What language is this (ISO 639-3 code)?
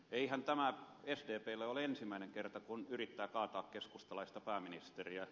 fin